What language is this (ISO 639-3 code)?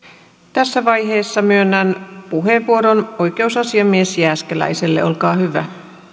fin